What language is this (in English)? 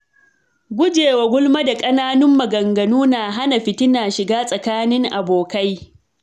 Hausa